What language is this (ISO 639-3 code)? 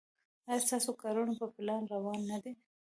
pus